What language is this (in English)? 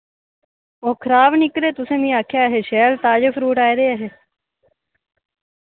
Dogri